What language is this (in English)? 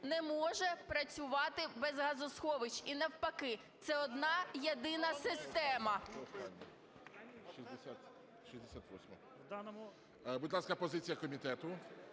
Ukrainian